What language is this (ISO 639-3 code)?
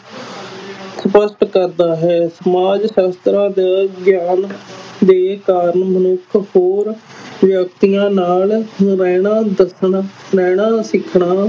pan